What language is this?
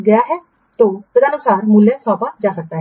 Hindi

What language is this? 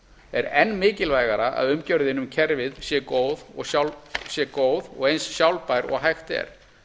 Icelandic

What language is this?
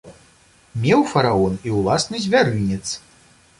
Belarusian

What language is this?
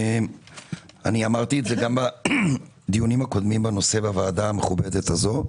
Hebrew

